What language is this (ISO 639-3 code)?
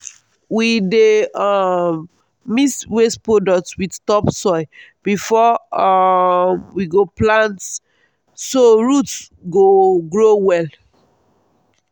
pcm